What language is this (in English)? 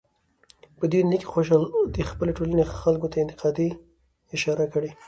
Pashto